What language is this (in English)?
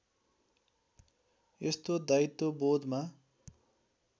Nepali